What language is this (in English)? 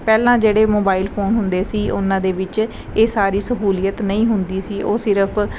Punjabi